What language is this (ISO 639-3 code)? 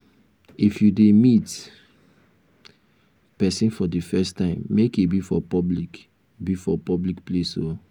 pcm